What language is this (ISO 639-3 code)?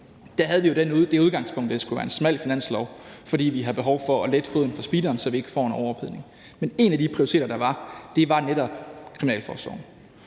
dan